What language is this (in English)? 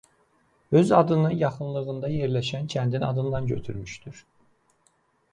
Azerbaijani